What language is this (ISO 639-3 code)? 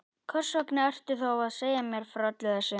isl